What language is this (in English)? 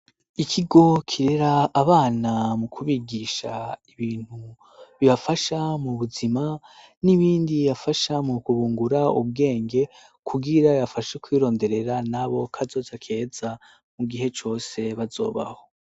Rundi